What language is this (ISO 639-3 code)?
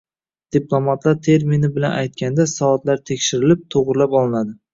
uzb